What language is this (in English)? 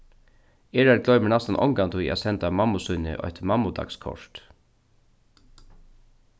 Faroese